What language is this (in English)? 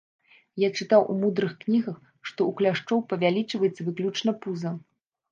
Belarusian